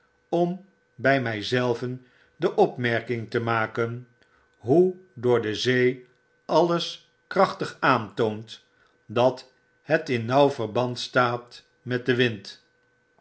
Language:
Dutch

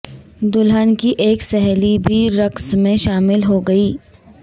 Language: Urdu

